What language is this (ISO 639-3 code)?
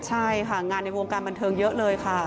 tha